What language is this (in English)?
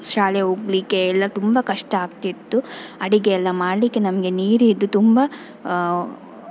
Kannada